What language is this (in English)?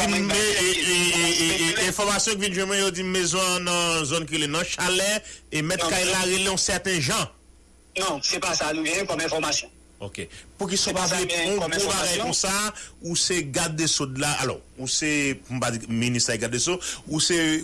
French